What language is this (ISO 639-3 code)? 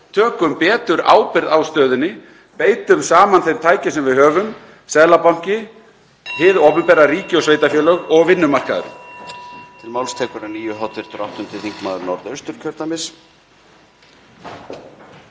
isl